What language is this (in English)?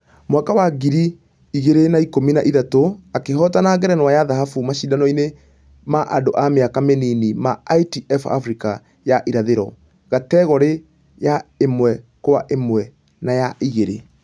Kikuyu